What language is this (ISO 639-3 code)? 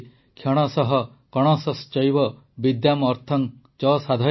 ori